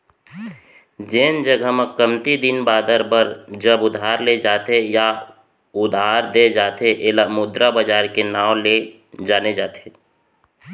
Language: Chhattisgarhi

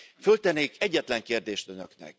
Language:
Hungarian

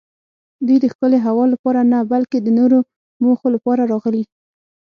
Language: Pashto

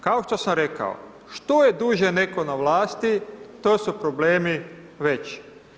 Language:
Croatian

